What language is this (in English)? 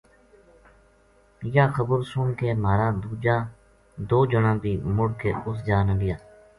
Gujari